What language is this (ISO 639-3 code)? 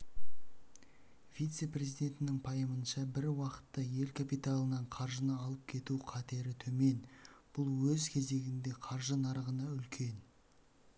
kaz